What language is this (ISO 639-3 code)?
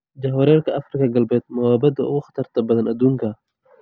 som